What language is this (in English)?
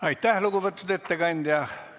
Estonian